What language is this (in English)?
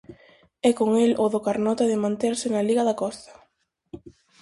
Galician